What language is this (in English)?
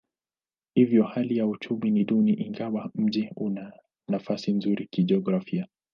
Swahili